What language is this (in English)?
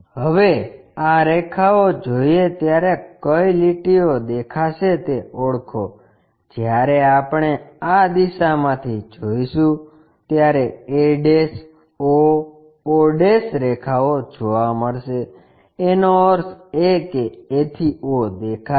Gujarati